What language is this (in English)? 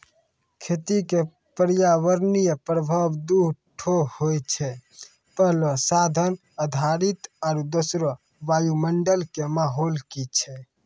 Maithili